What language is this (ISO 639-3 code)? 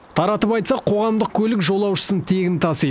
kaz